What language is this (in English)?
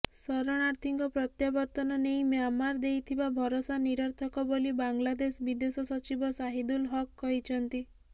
Odia